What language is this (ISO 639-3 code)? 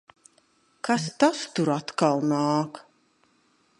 lav